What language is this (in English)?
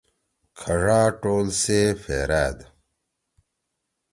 Torwali